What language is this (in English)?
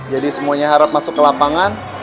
Indonesian